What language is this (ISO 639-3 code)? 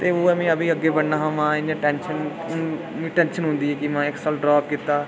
doi